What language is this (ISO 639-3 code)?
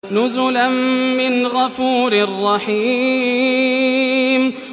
ara